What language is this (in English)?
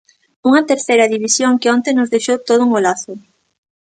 Galician